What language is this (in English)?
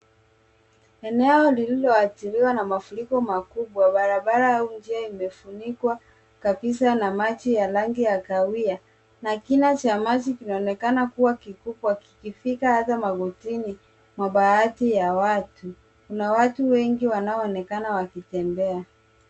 Swahili